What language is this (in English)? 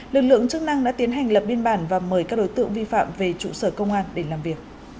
Vietnamese